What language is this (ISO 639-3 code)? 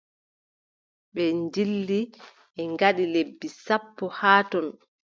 fub